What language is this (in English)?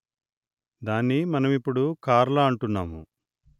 Telugu